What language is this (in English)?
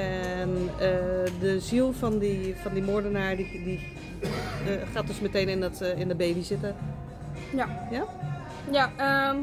Dutch